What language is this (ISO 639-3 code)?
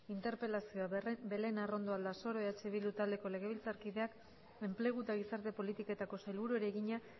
eus